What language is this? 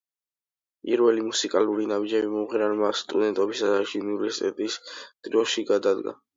Georgian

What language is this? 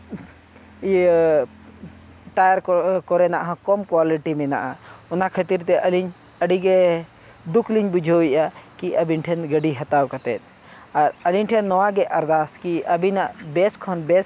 Santali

